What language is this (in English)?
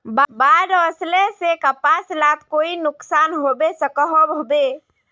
Magahi